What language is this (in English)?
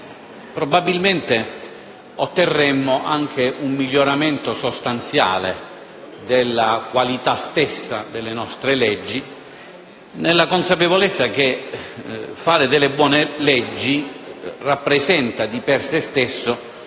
Italian